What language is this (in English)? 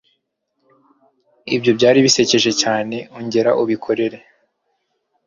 Kinyarwanda